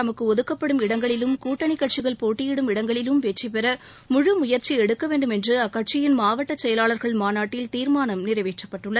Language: Tamil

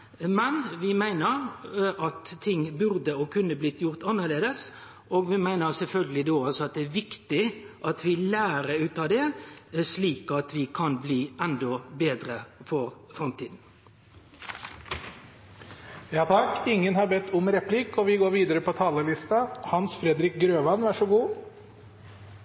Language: Norwegian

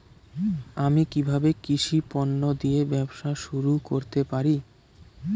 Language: Bangla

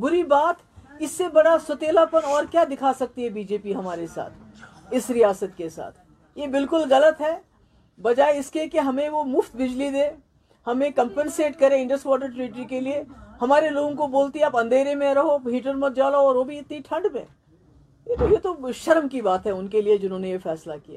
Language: Urdu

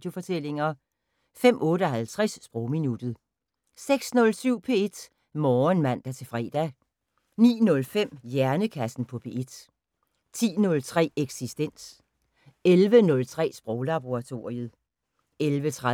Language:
Danish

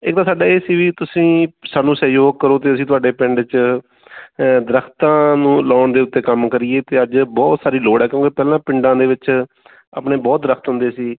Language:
Punjabi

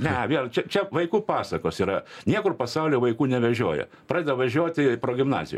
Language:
Lithuanian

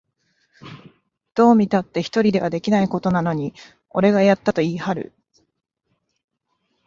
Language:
Japanese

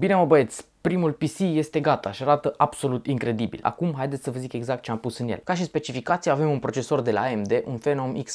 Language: Romanian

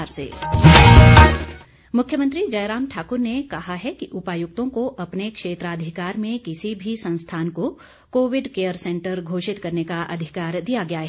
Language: Hindi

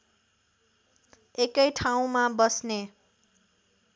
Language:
Nepali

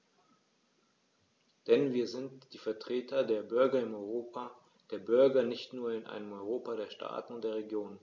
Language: German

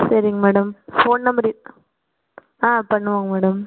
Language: Tamil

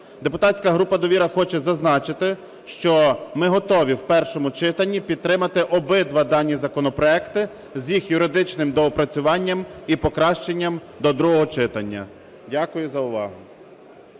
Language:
Ukrainian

